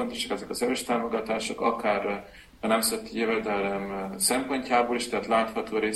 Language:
Hungarian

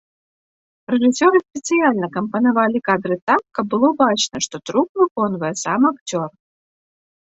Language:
Belarusian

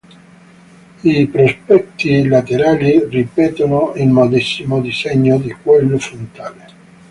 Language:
Italian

